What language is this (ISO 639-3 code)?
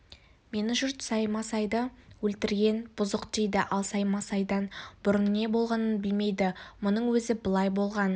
kaz